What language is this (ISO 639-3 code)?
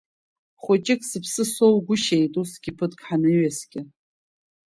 abk